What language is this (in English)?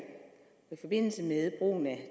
Danish